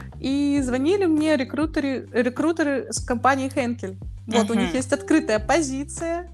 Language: Russian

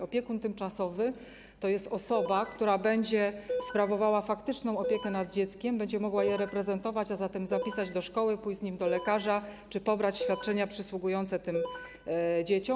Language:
Polish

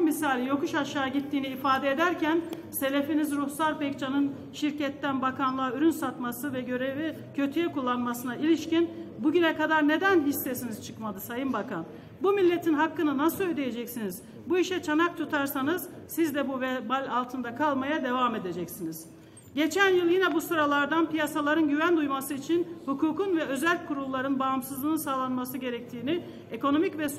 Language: Turkish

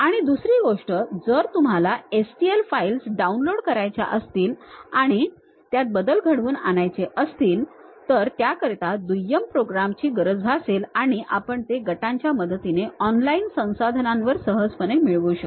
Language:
Marathi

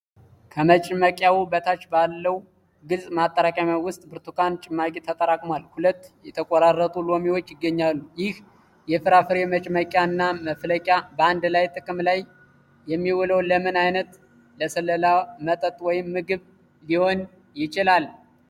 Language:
Amharic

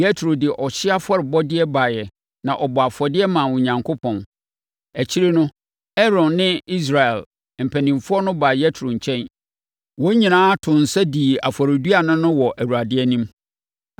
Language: Akan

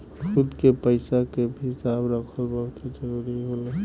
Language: Bhojpuri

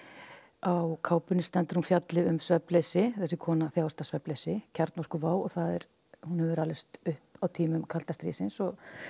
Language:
Icelandic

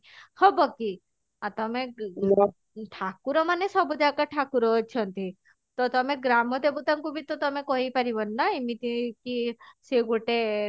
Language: Odia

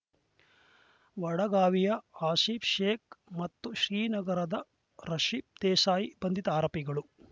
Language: Kannada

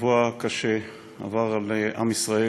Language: Hebrew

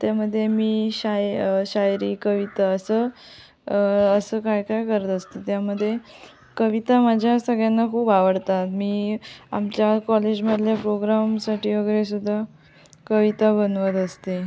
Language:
Marathi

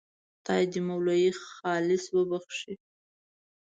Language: Pashto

